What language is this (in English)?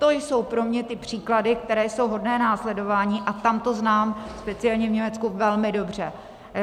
Czech